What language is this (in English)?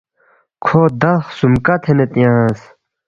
Balti